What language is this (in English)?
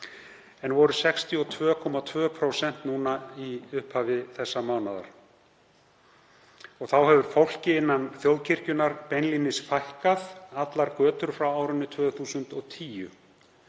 Icelandic